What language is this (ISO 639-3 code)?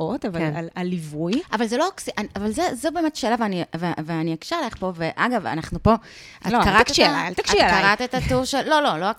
heb